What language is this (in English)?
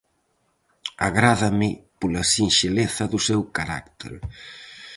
Galician